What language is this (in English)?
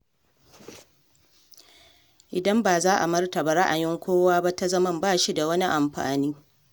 Hausa